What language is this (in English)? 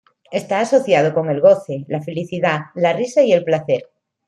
Spanish